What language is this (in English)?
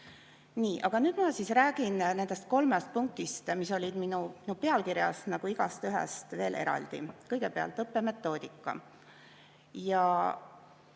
Estonian